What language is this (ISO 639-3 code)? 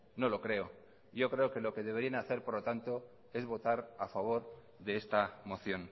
spa